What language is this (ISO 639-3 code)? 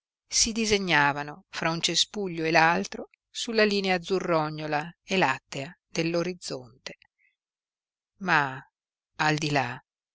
ita